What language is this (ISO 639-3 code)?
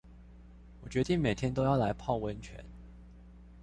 zho